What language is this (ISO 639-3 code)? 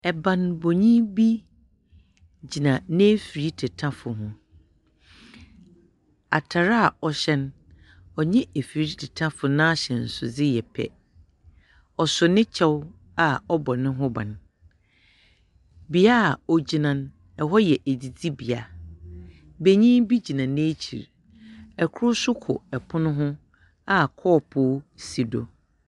aka